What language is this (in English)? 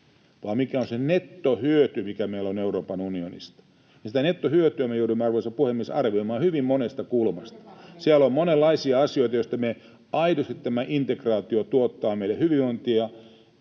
Finnish